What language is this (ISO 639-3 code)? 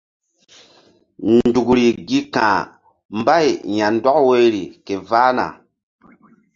mdd